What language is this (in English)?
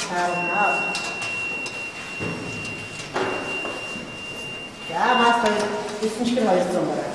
Ukrainian